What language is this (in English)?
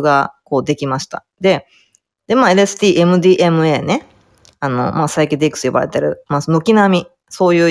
Japanese